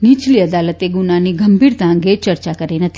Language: Gujarati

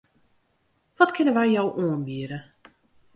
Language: Western Frisian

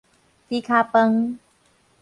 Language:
Min Nan Chinese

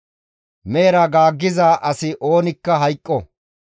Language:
Gamo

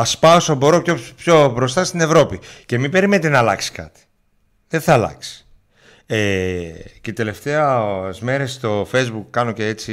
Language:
Greek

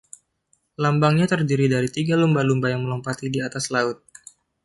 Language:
Indonesian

